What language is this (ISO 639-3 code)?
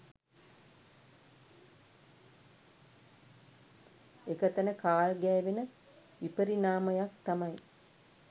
sin